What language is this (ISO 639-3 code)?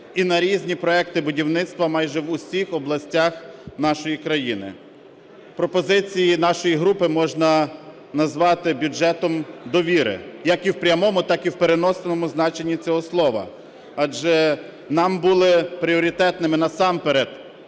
ukr